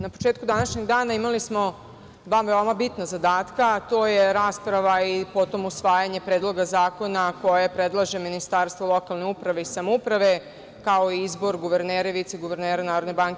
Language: Serbian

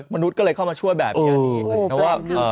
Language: Thai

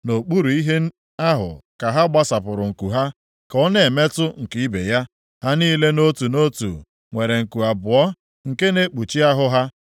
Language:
Igbo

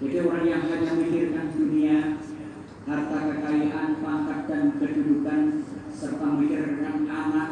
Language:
Indonesian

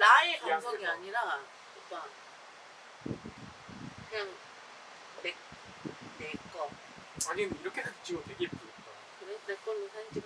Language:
Korean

